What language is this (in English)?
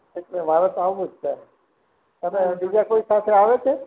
Gujarati